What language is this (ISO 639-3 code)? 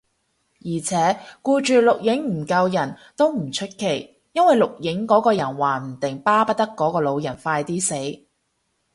yue